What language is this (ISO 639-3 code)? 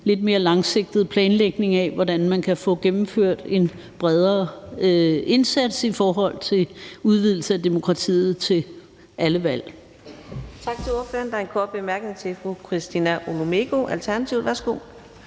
dan